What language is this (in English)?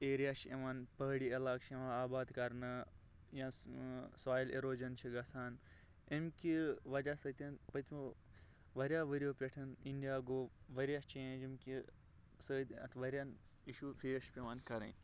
Kashmiri